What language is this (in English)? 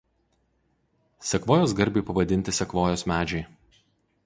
Lithuanian